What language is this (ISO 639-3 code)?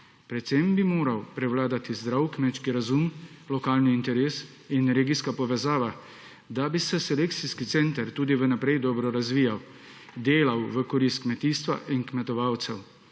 slv